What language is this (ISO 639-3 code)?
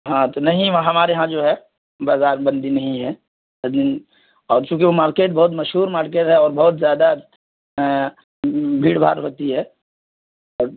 urd